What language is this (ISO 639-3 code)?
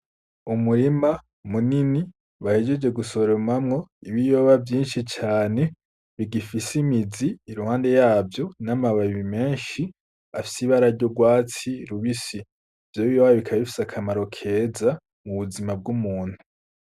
run